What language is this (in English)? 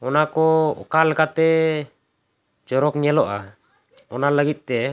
Santali